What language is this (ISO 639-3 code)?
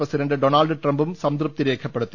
mal